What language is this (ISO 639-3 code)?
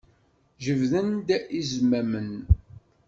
kab